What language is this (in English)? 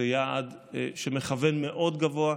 Hebrew